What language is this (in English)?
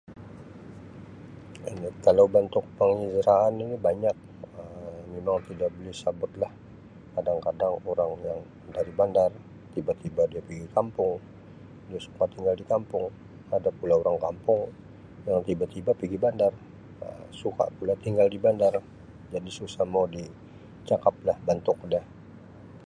Sabah Malay